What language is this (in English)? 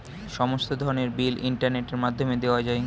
Bangla